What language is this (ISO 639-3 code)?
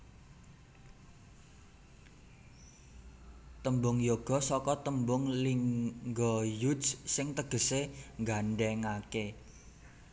jav